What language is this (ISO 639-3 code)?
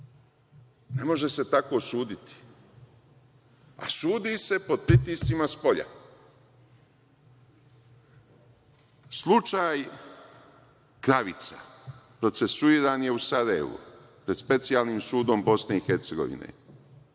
srp